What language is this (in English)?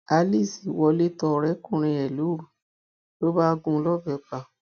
Yoruba